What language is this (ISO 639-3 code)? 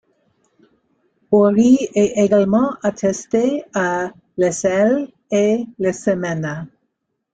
fra